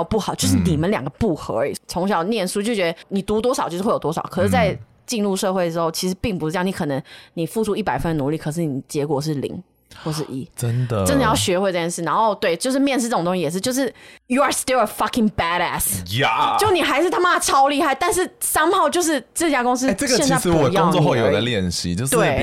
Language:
Chinese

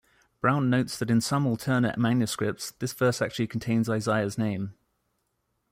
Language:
English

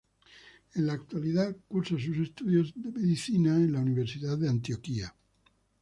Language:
Spanish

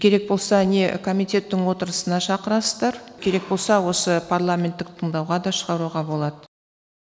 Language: Kazakh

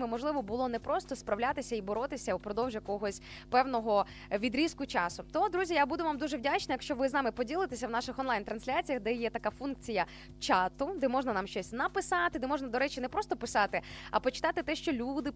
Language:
Ukrainian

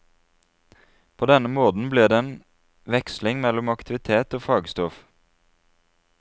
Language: Norwegian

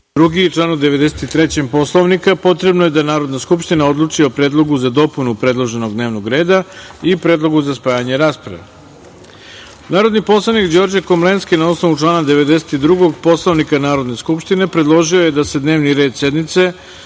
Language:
Serbian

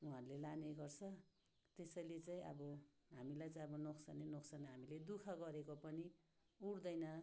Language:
Nepali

